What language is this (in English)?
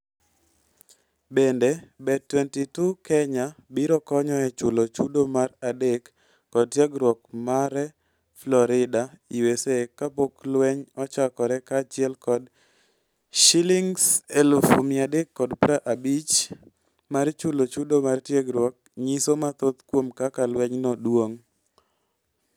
Luo (Kenya and Tanzania)